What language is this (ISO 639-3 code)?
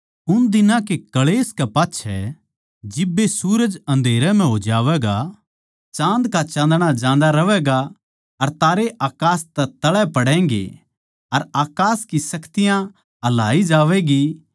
bgc